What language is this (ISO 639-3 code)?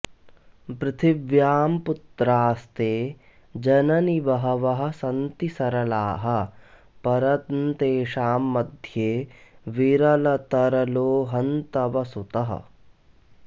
san